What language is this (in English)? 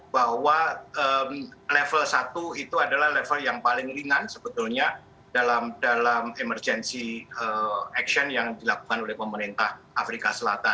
Indonesian